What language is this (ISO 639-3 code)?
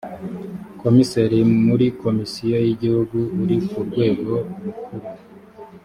kin